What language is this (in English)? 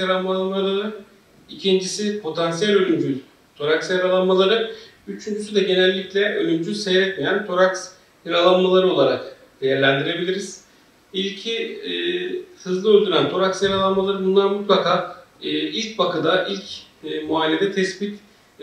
Turkish